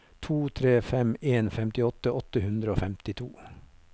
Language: Norwegian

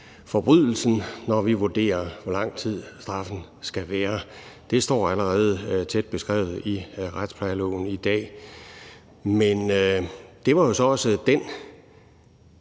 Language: Danish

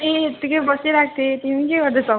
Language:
Nepali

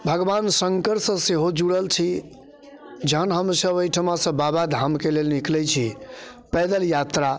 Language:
Maithili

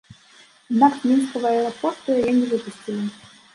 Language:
Belarusian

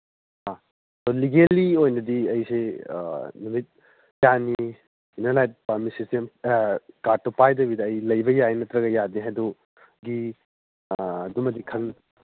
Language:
Manipuri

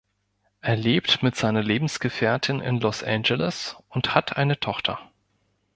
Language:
German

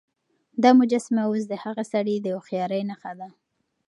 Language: Pashto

